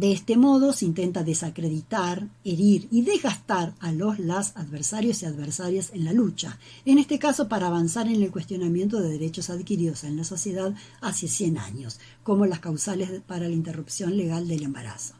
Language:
Spanish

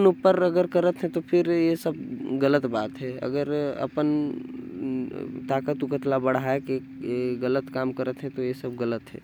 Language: Korwa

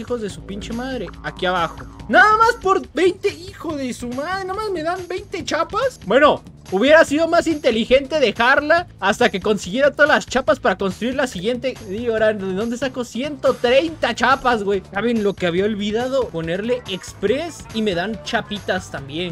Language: Spanish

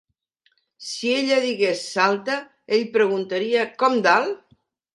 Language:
Catalan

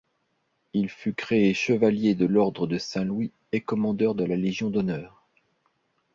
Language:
French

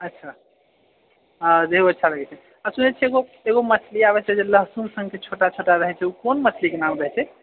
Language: Maithili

